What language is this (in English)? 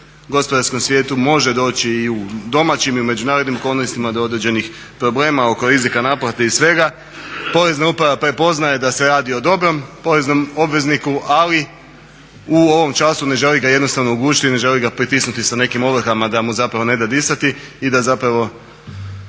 Croatian